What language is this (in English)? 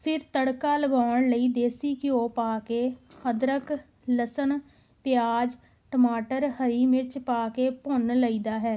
Punjabi